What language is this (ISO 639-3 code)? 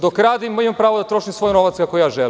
srp